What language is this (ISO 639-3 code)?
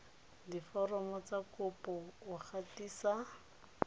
tsn